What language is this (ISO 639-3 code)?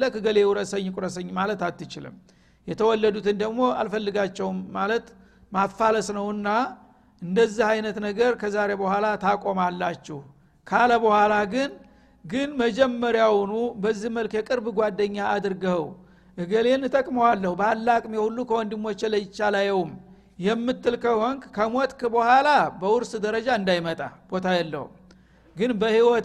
amh